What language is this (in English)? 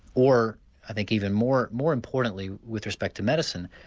English